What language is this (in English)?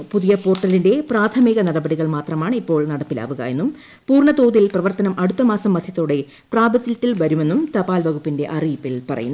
Malayalam